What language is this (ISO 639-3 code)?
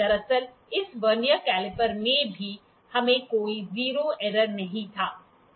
hin